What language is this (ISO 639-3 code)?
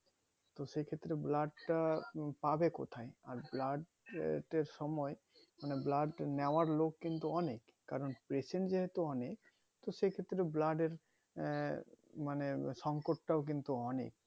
ben